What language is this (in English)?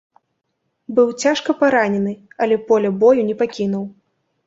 Belarusian